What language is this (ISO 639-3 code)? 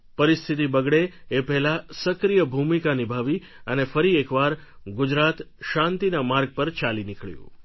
guj